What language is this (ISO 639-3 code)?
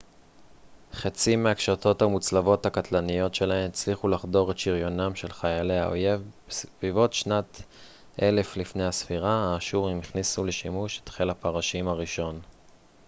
heb